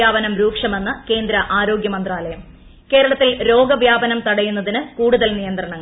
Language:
Malayalam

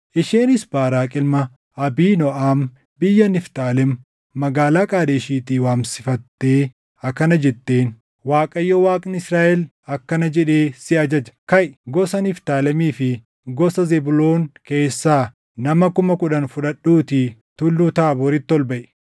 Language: Oromo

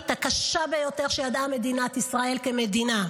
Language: Hebrew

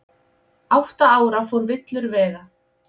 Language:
Icelandic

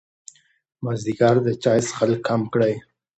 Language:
Pashto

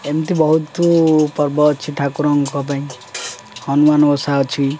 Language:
Odia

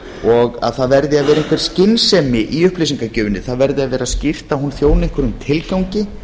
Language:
Icelandic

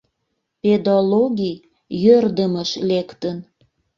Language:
Mari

